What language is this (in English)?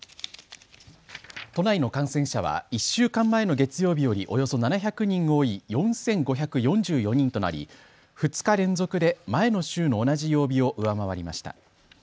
Japanese